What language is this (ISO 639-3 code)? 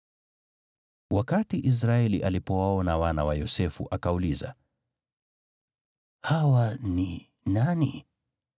swa